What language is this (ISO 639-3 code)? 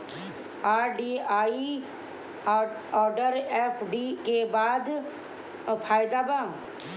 bho